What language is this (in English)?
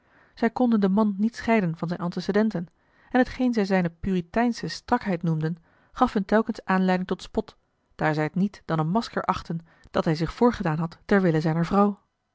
Dutch